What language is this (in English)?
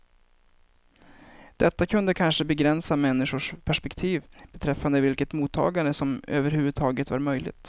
Swedish